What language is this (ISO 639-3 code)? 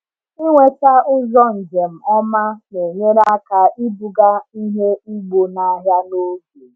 ibo